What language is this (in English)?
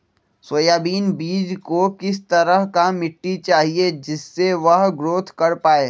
Magahi